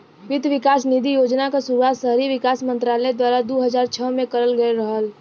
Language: Bhojpuri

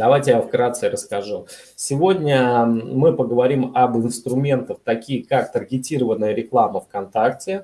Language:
Russian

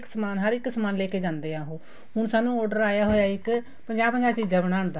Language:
Punjabi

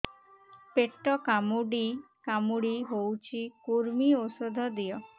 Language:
Odia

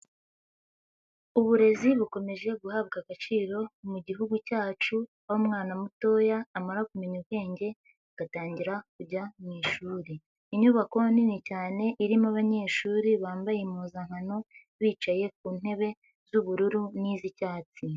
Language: Kinyarwanda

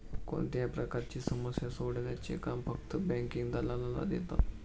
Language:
Marathi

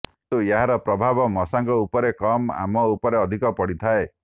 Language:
Odia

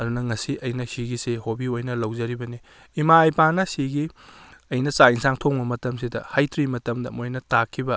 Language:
Manipuri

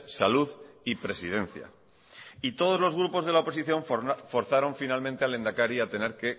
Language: Spanish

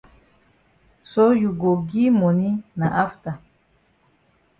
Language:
Cameroon Pidgin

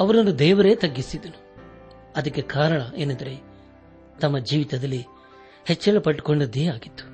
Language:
Kannada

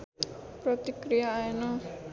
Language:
Nepali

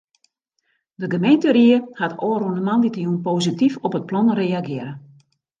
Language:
Western Frisian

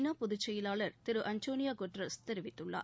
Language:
Tamil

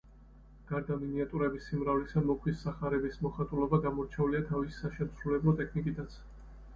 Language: Georgian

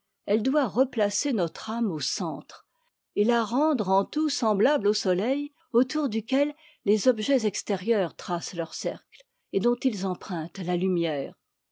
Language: French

